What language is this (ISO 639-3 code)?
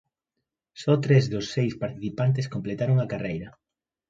glg